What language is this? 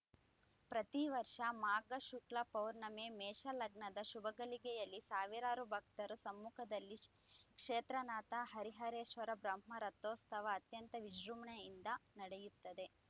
Kannada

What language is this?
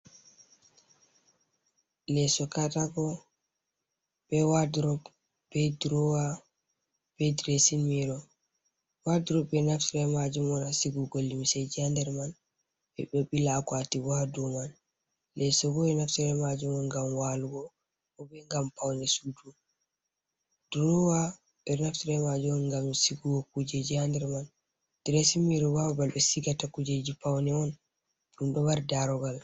Fula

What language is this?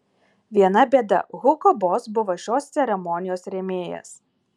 Lithuanian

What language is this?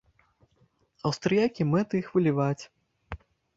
Belarusian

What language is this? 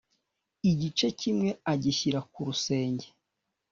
Kinyarwanda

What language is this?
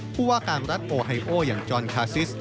Thai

